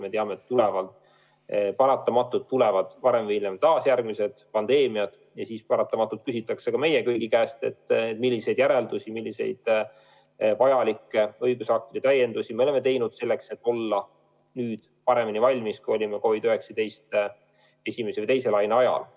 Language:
Estonian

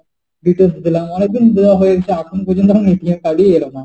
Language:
Bangla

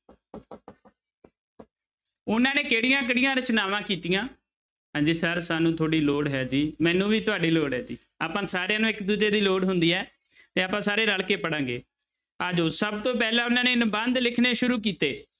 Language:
Punjabi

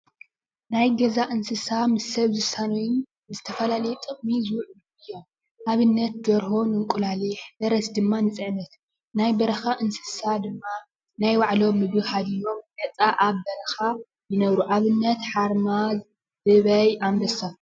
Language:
Tigrinya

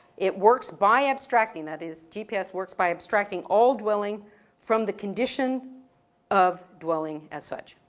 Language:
English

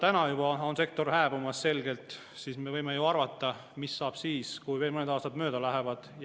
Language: Estonian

